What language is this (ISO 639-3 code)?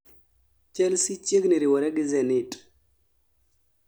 luo